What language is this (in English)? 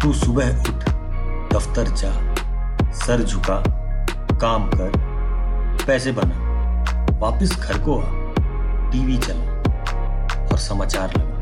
Hindi